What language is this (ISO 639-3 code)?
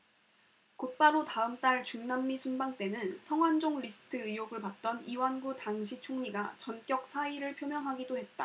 kor